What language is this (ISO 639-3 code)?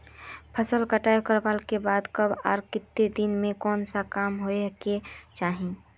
mag